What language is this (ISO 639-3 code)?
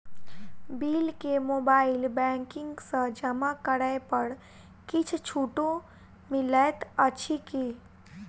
mai